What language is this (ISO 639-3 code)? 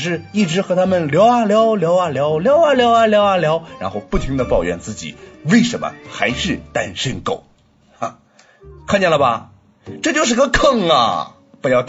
zho